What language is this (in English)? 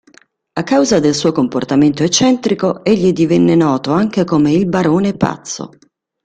Italian